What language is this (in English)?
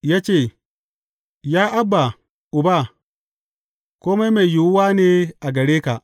Hausa